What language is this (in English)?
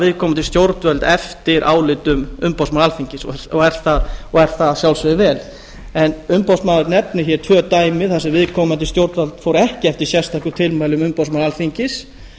Icelandic